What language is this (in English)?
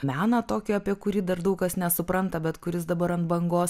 Lithuanian